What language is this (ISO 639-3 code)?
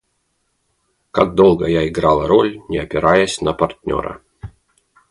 rus